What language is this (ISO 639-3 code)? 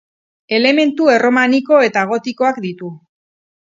eus